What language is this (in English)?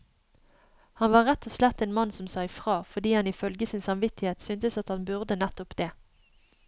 Norwegian